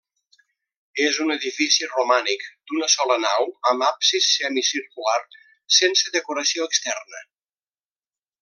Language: Catalan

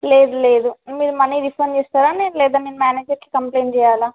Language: Telugu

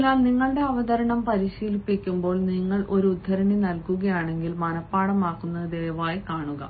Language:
Malayalam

